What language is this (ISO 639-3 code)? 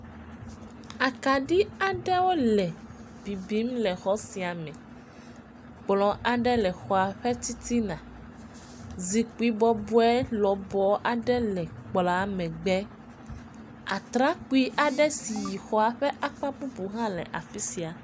ewe